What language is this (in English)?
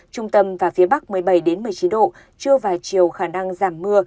Vietnamese